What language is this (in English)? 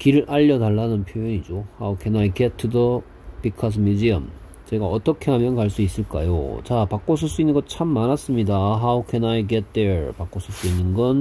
Korean